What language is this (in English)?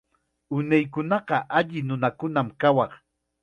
Chiquián Ancash Quechua